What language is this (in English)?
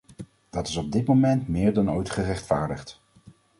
Dutch